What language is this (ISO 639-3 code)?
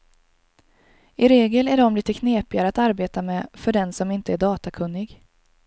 swe